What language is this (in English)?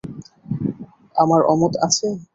Bangla